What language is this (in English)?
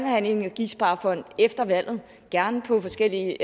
Danish